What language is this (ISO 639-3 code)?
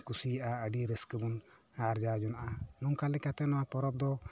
sat